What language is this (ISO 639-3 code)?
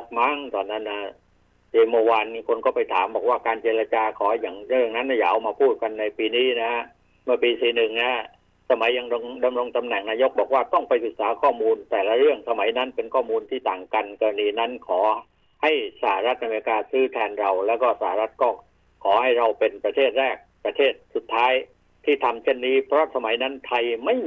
tha